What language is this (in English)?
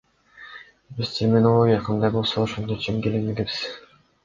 Kyrgyz